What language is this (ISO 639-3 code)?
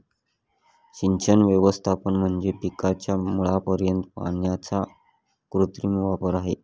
mar